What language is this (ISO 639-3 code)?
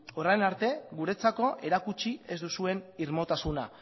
eus